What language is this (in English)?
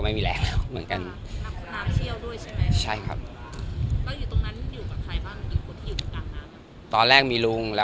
Thai